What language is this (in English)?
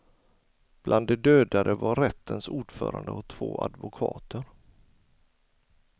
Swedish